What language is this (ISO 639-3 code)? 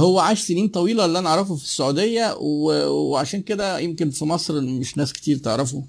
ara